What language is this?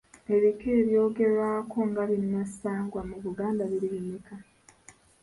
Ganda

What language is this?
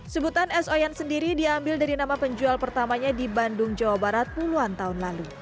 Indonesian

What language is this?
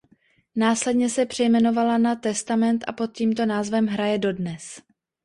Czech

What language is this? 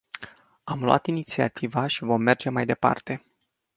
Romanian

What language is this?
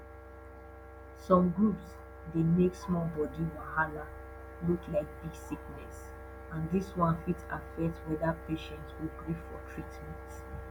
Nigerian Pidgin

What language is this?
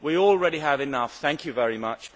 English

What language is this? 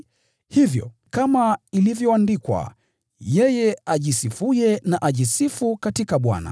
Swahili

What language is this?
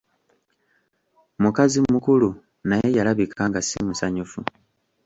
Ganda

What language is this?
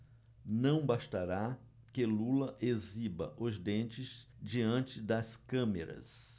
Portuguese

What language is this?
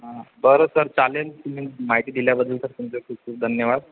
Marathi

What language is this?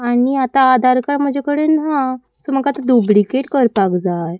Konkani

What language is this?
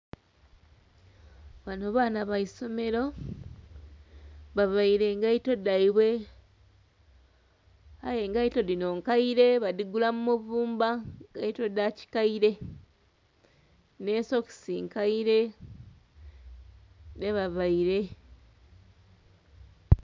Soga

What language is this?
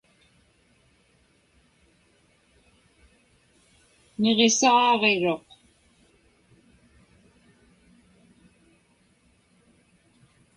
Inupiaq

